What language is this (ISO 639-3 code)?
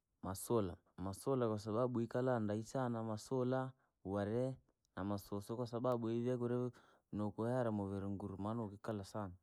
lag